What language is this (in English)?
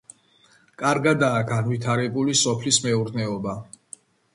Georgian